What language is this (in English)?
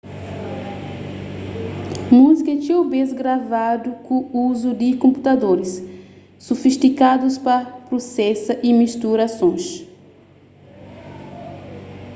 Kabuverdianu